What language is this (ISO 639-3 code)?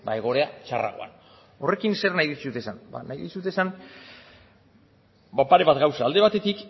eus